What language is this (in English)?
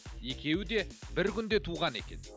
Kazakh